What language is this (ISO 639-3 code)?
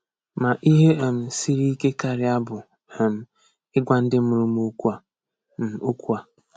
ibo